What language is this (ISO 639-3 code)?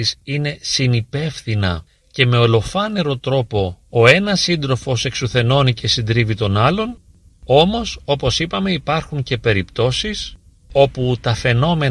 ell